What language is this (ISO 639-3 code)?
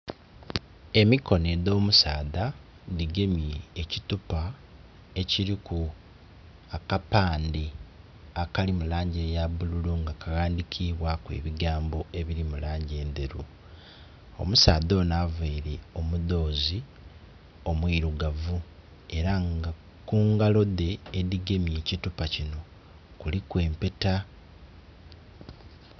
xog